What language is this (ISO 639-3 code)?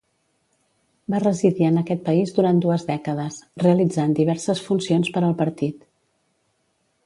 cat